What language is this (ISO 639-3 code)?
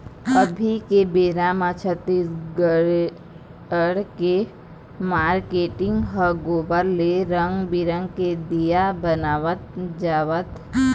hne